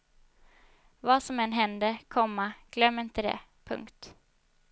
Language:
Swedish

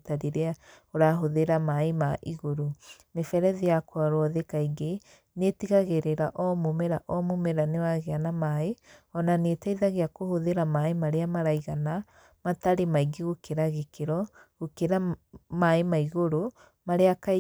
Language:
Kikuyu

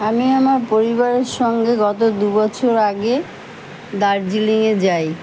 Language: Bangla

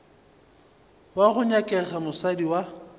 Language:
Northern Sotho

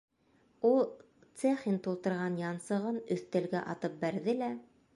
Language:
Bashkir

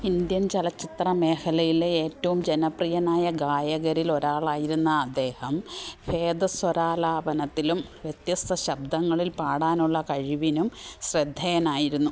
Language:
Malayalam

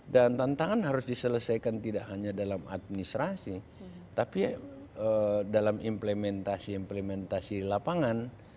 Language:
Indonesian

